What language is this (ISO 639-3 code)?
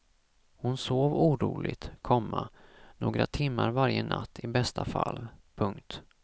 swe